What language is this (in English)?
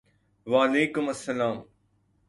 Urdu